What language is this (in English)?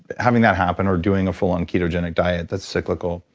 English